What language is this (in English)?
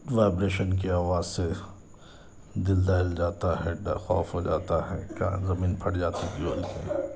Urdu